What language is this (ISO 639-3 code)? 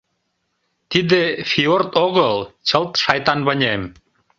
chm